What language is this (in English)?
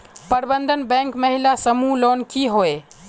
Magahi